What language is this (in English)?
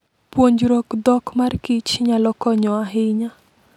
Luo (Kenya and Tanzania)